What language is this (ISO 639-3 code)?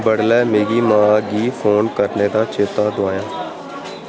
doi